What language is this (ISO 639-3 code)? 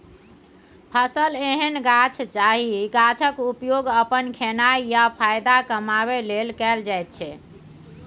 mai